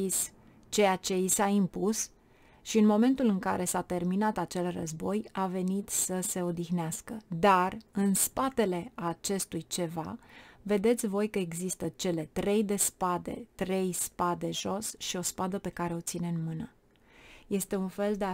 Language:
Romanian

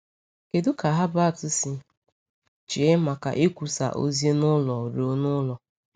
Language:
Igbo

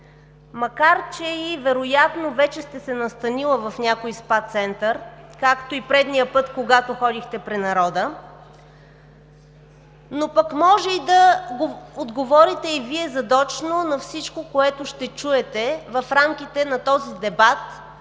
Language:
Bulgarian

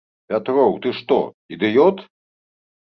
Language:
Belarusian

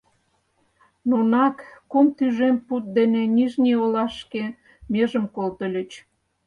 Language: Mari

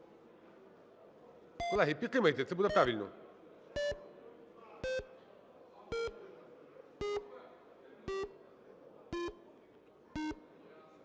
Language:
Ukrainian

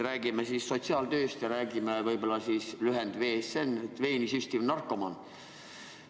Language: Estonian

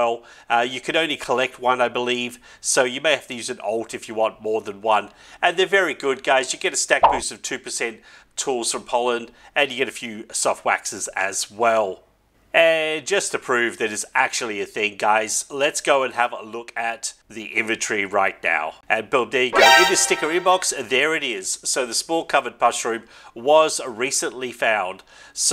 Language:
English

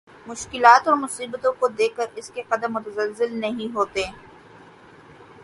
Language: Urdu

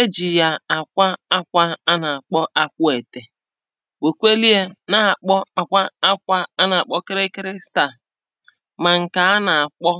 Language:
Igbo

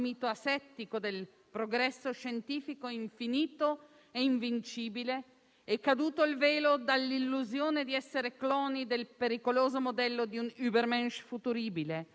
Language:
Italian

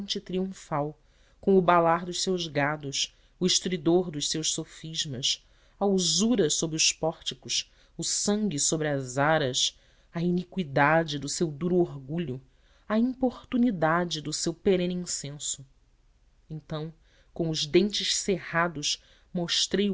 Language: Portuguese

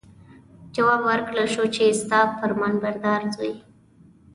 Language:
Pashto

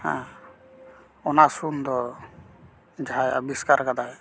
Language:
Santali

